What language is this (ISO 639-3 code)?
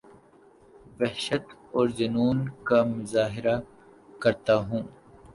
urd